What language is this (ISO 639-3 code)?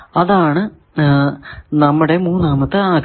mal